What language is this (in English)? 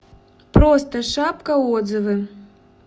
Russian